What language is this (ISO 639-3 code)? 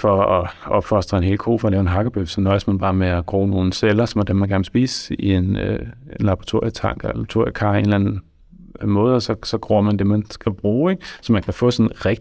dan